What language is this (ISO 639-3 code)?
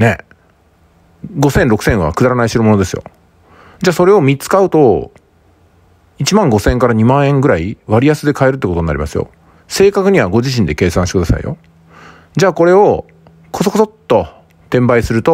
jpn